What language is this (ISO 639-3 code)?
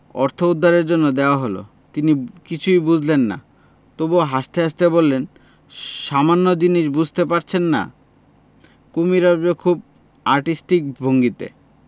ben